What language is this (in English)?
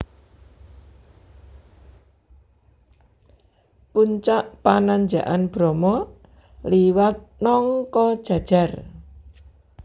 Javanese